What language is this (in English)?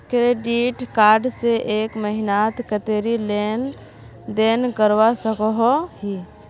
Magahi